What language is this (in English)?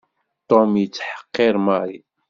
Kabyle